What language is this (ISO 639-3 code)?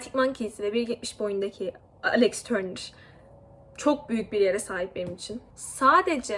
tur